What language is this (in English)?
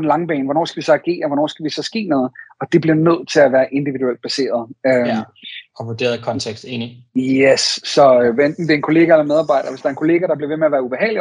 Danish